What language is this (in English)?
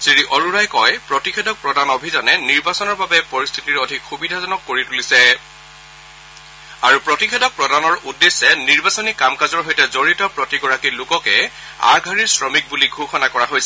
Assamese